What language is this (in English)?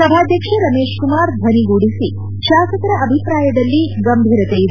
Kannada